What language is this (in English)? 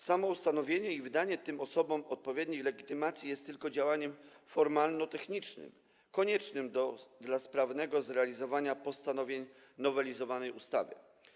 Polish